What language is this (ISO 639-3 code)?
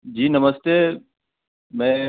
hin